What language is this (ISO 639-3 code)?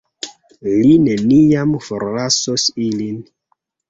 epo